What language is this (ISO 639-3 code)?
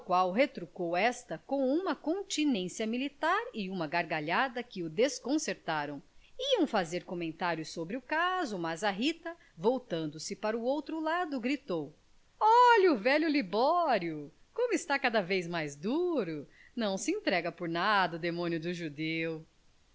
por